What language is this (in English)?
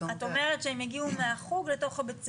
Hebrew